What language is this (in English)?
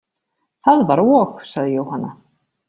Icelandic